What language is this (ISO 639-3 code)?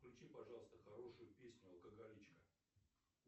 rus